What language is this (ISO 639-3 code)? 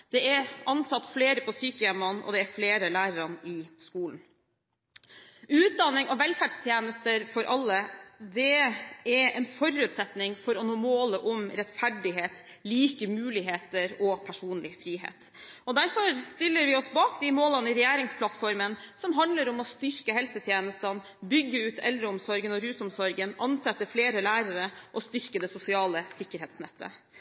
nob